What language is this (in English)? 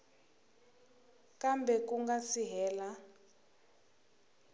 Tsonga